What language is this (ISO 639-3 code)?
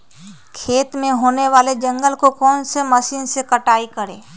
mag